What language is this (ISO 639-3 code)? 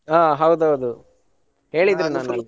kan